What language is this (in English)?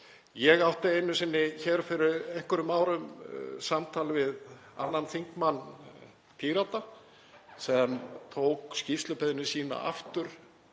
Icelandic